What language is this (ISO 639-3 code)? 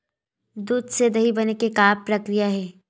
hne